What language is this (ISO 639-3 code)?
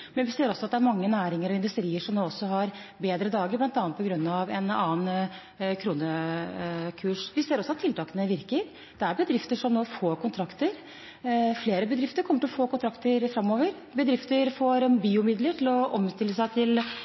nob